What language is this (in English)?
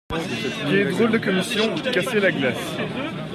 French